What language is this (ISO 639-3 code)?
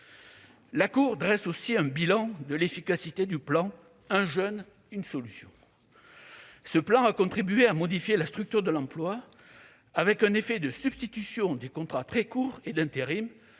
fra